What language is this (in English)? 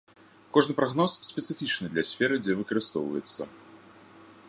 Belarusian